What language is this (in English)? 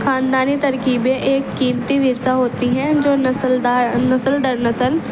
Urdu